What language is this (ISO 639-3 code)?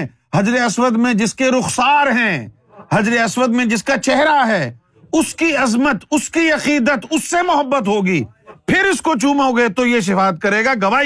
urd